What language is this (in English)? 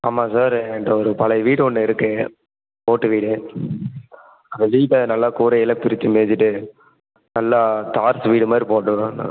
Tamil